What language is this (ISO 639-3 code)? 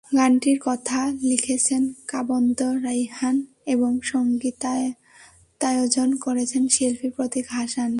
ben